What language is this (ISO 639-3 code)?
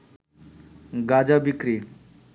ben